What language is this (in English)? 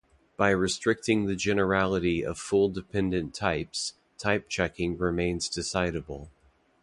English